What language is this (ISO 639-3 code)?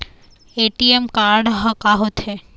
hne